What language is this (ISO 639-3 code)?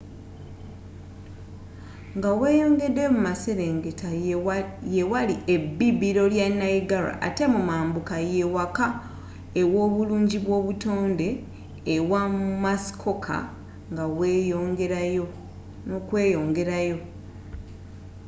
lug